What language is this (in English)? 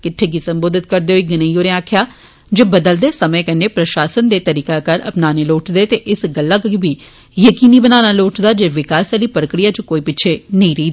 Dogri